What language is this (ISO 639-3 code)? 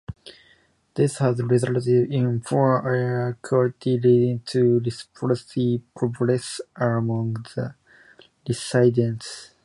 eng